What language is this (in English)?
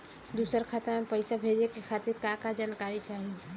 Bhojpuri